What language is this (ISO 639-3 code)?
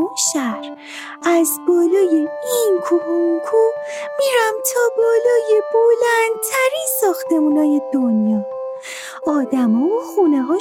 fas